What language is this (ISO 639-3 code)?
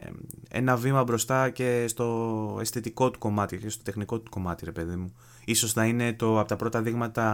ell